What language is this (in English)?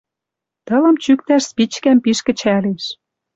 Western Mari